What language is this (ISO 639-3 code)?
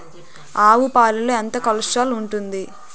tel